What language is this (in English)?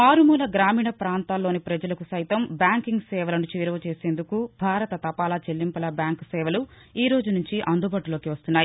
Telugu